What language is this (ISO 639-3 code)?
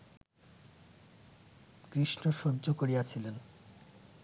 ben